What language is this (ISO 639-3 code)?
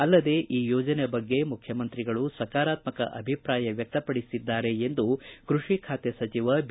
kan